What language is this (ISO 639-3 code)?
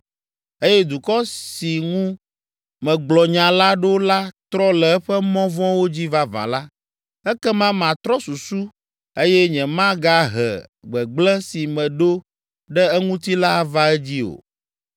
ewe